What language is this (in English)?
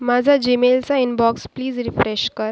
Marathi